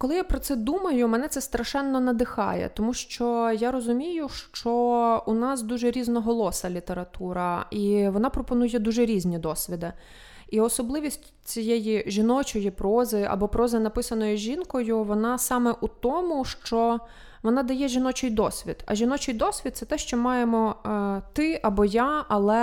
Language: Ukrainian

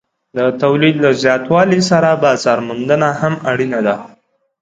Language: Pashto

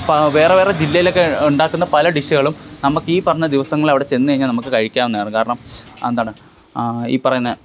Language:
Malayalam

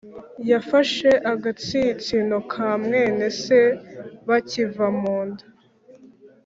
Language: Kinyarwanda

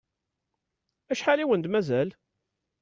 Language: Kabyle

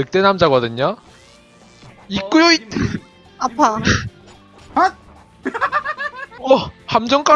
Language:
Korean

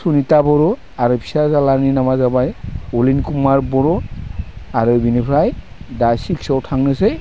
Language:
Bodo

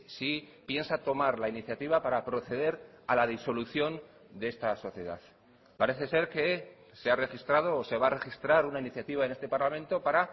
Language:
Spanish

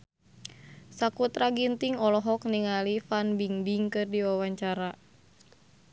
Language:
Sundanese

